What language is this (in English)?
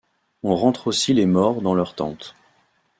French